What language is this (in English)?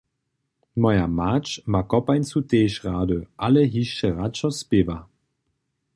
Upper Sorbian